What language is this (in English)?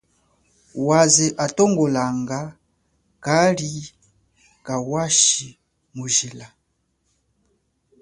Chokwe